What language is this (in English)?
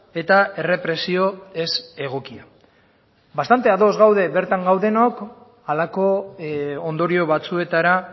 Basque